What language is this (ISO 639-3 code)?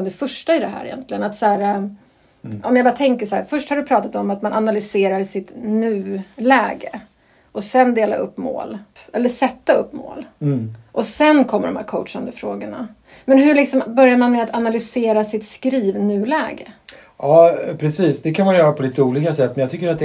swe